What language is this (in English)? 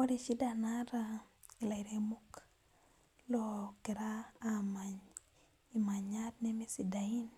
Masai